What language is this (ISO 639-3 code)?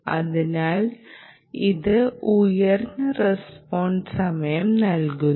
mal